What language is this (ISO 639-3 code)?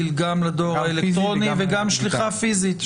heb